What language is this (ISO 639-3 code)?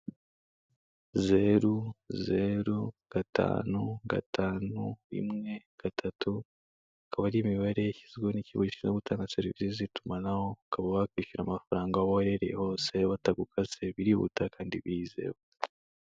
kin